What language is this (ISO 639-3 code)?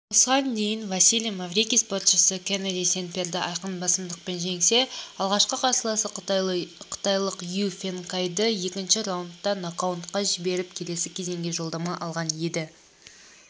kaz